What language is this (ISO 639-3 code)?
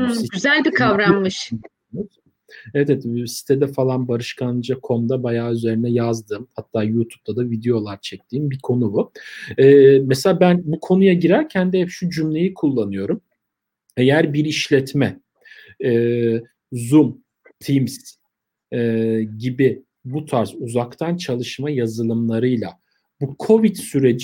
tur